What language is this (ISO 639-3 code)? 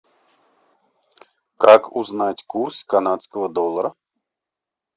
rus